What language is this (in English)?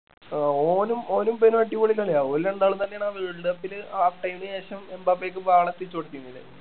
Malayalam